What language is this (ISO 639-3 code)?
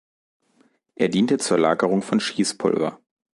deu